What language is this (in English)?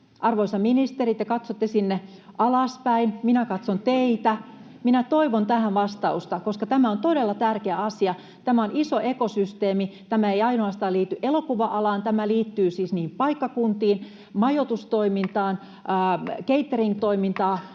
Finnish